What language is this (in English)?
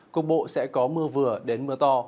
Vietnamese